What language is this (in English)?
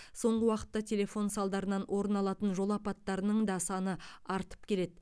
Kazakh